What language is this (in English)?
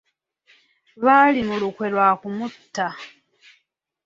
Ganda